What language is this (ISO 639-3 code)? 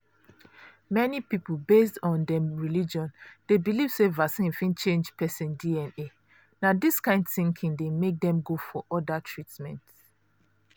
pcm